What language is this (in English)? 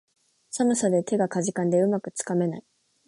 Japanese